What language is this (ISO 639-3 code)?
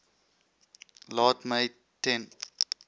afr